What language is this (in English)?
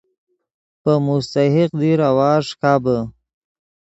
Yidgha